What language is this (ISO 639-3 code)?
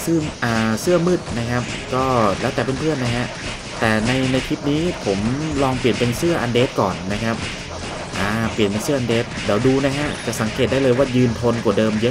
tha